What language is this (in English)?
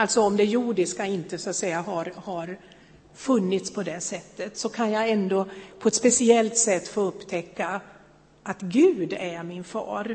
Swedish